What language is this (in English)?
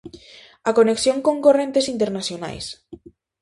Galician